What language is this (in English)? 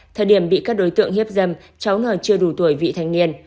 Vietnamese